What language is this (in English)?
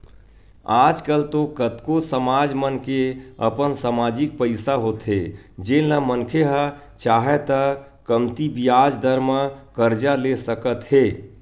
Chhattisgarhi